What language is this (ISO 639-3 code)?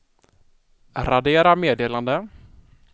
swe